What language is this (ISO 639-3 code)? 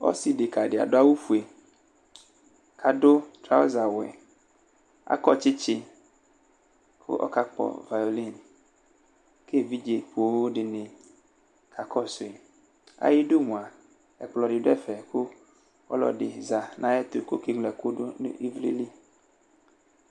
kpo